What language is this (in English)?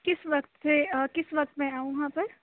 Urdu